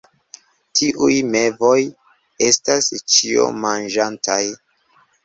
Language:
Esperanto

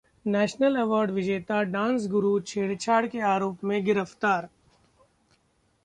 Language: Hindi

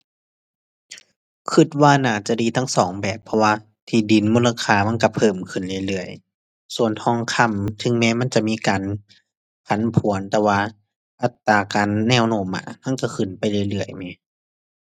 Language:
Thai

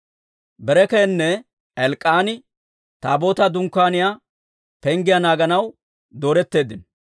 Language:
Dawro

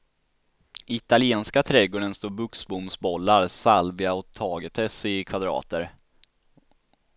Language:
Swedish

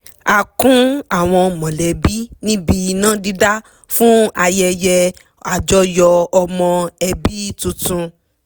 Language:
Yoruba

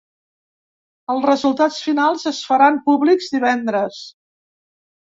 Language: Catalan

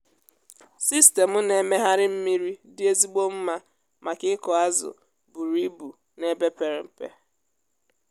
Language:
Igbo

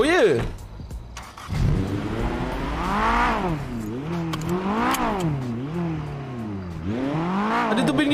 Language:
Malay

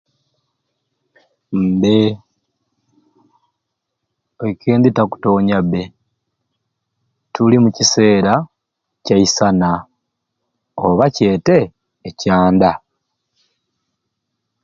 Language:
Ruuli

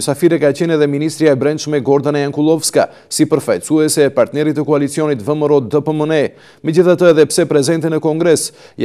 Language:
Romanian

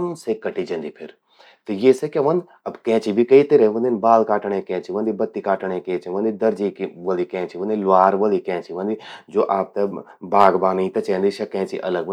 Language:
Garhwali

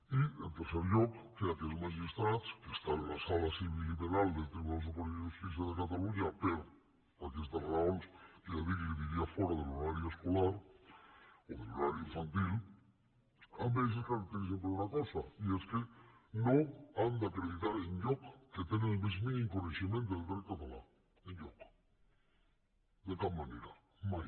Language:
Catalan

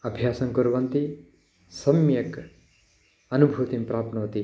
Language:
Sanskrit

